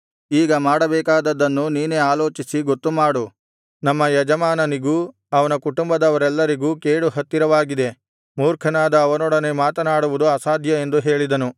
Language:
Kannada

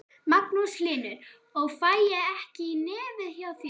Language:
Icelandic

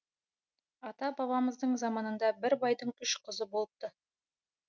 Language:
Kazakh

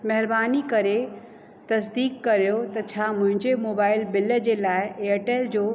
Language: Sindhi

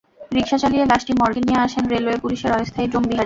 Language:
Bangla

